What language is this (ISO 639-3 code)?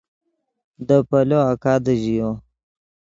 ydg